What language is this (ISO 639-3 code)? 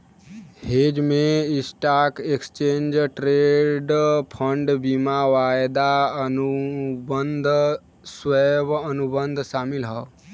bho